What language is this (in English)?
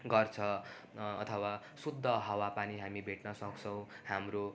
Nepali